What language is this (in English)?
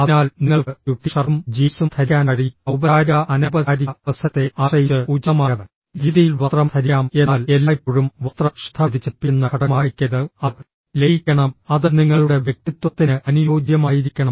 Malayalam